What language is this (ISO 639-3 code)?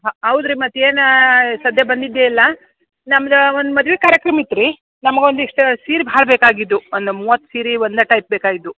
kan